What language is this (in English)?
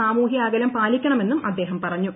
Malayalam